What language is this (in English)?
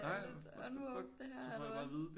Danish